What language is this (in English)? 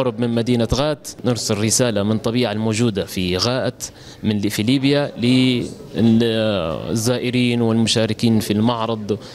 Arabic